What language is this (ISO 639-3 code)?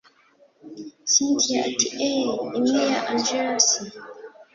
kin